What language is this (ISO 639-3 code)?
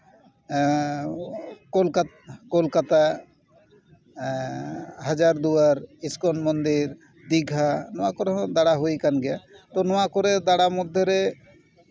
sat